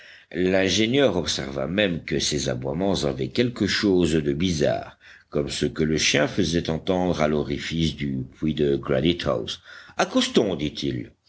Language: French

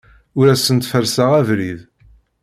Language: Kabyle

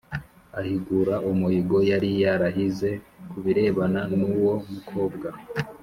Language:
Kinyarwanda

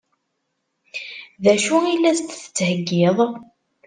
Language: Kabyle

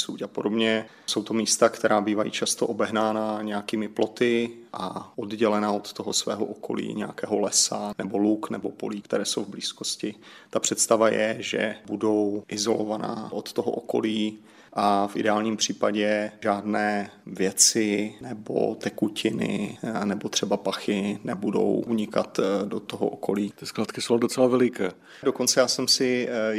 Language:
Czech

